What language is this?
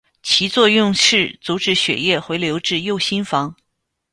Chinese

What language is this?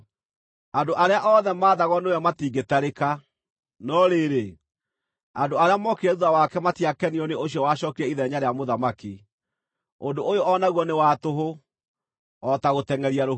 Kikuyu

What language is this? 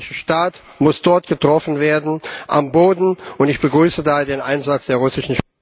German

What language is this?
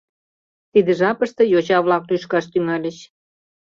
Mari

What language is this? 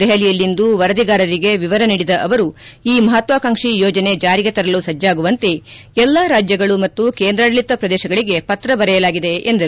Kannada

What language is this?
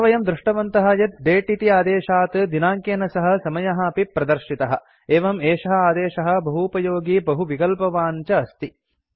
Sanskrit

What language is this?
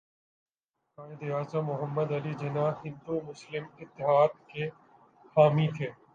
Urdu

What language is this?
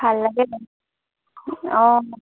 Assamese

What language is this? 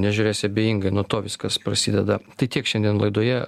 Lithuanian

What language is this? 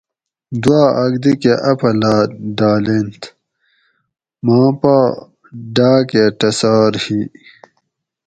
Gawri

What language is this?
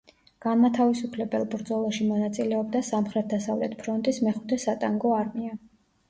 Georgian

